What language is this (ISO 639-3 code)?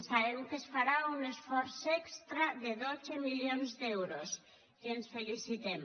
cat